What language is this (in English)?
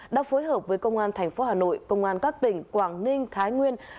Vietnamese